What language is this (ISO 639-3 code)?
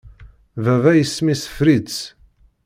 kab